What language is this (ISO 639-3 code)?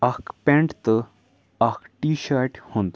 kas